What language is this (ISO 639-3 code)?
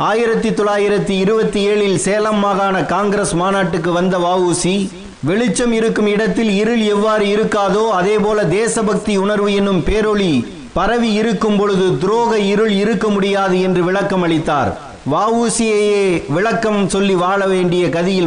tam